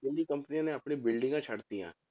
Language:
Punjabi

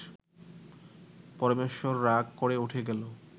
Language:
Bangla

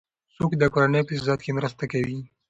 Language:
Pashto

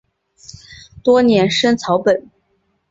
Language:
Chinese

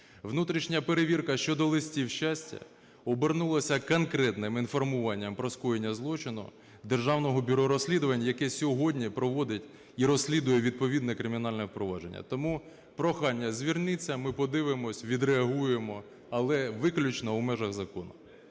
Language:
Ukrainian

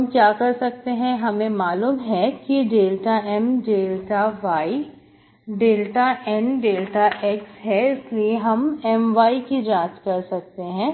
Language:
Hindi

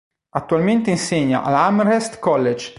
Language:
Italian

